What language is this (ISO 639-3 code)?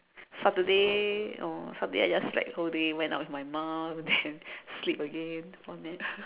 eng